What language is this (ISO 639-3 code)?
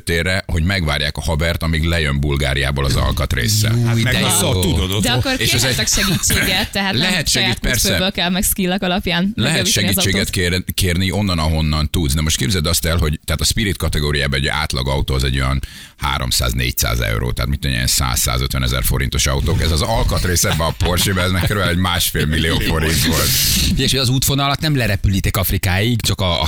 hun